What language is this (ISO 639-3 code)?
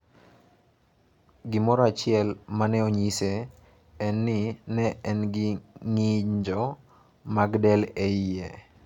luo